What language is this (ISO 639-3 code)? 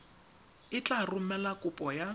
tsn